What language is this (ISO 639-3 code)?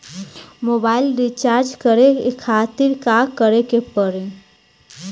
bho